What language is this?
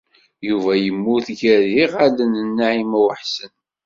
Kabyle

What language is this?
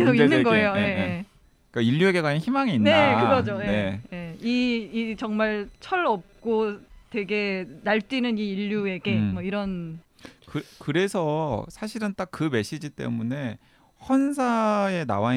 Korean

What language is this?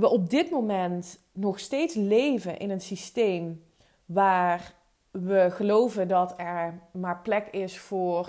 Dutch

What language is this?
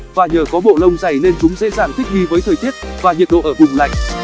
Vietnamese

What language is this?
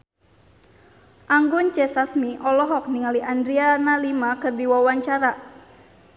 Sundanese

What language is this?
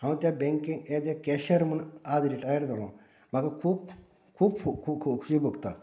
Konkani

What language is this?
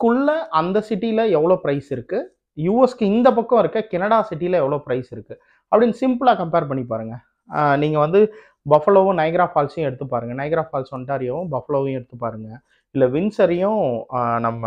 Tamil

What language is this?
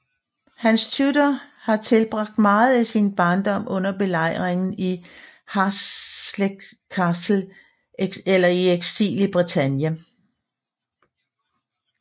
Danish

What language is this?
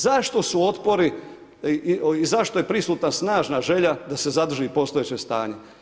Croatian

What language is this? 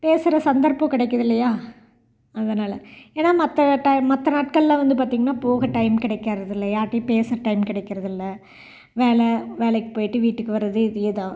Tamil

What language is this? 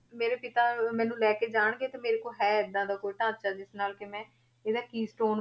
Punjabi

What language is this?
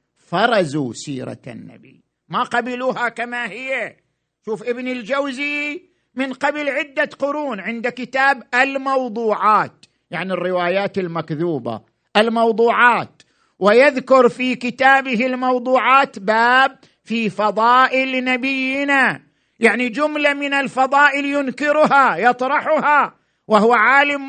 Arabic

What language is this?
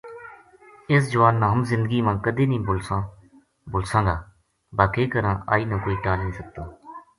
Gujari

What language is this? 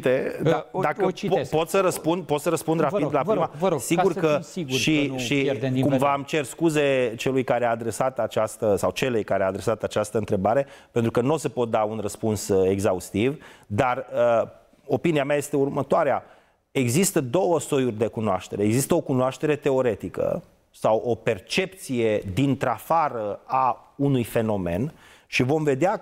Romanian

